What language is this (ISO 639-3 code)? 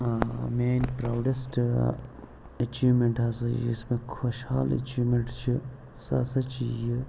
kas